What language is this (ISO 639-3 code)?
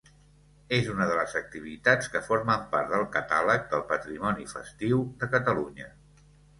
cat